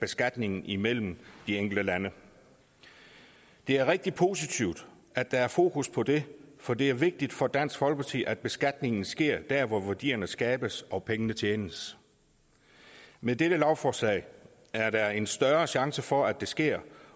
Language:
Danish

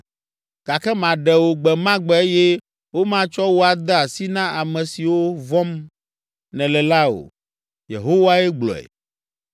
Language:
Ewe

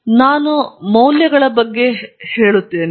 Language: Kannada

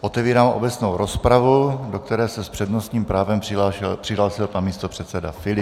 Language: Czech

